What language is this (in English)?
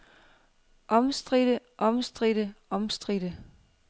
Danish